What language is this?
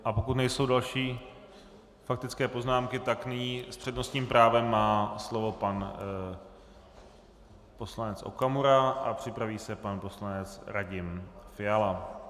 Czech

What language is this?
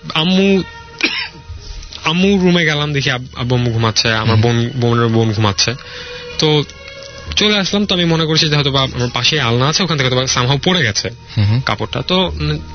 Bangla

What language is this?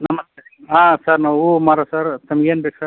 Kannada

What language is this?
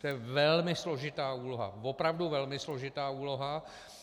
Czech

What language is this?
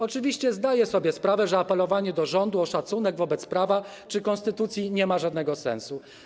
Polish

